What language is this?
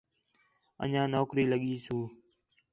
Khetrani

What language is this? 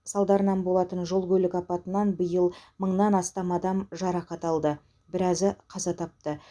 Kazakh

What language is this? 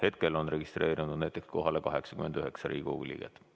Estonian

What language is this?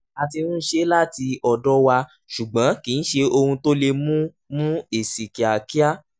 Yoruba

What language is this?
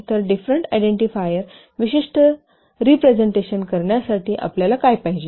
Marathi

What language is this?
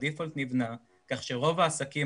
Hebrew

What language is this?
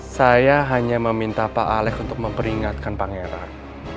Indonesian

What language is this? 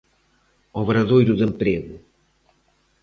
Galician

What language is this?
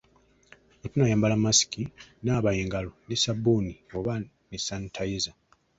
Ganda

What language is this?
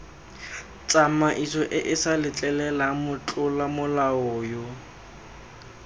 Tswana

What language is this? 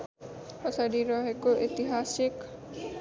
Nepali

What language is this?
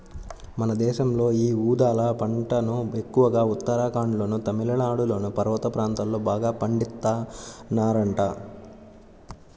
Telugu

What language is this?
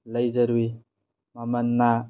Manipuri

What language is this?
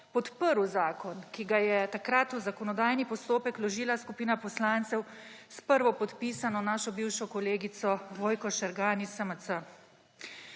Slovenian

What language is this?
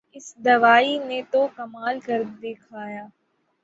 Urdu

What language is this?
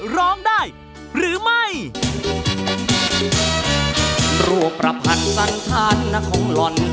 Thai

